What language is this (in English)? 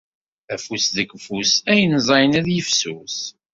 Kabyle